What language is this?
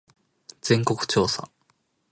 Japanese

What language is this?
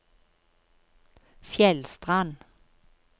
Norwegian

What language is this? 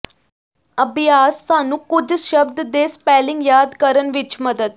Punjabi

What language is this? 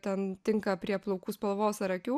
Lithuanian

